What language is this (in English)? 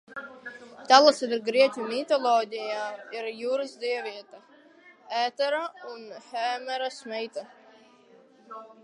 Latvian